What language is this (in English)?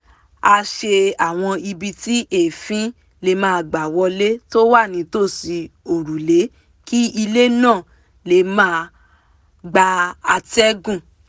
Yoruba